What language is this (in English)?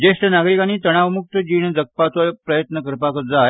Konkani